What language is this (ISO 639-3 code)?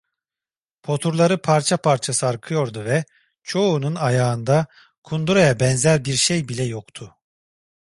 tur